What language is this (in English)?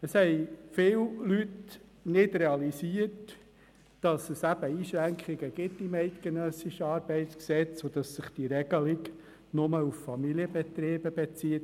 Swiss German